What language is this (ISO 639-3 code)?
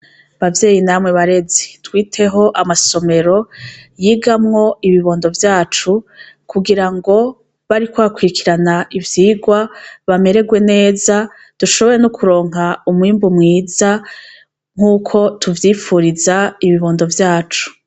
run